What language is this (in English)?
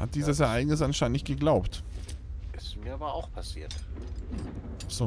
German